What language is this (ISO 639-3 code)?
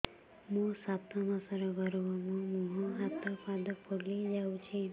ori